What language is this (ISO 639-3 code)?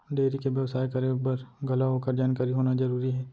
hne